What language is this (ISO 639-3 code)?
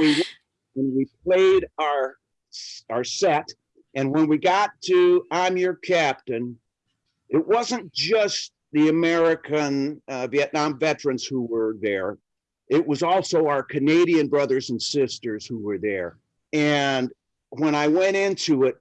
eng